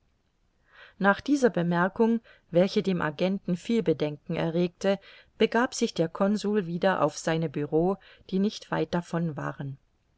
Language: German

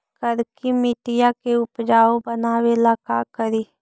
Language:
Magahi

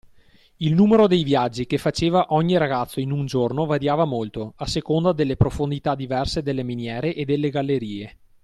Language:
Italian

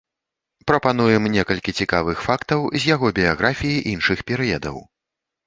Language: Belarusian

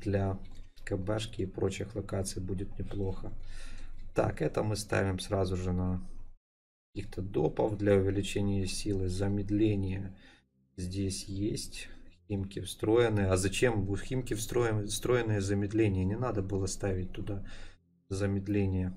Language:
Russian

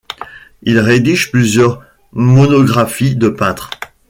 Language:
French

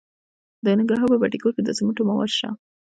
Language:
Pashto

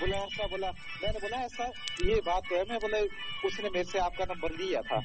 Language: Hindi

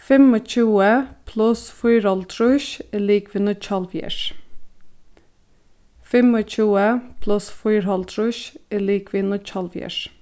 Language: Faroese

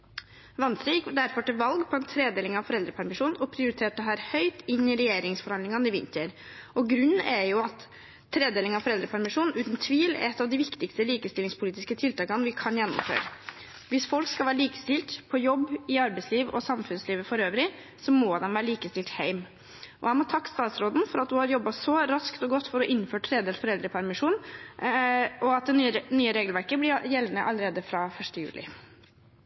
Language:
Norwegian Bokmål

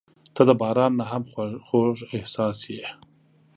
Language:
Pashto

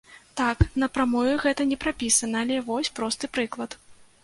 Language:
Belarusian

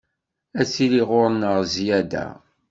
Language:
Kabyle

